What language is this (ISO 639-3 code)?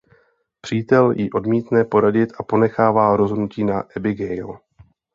ces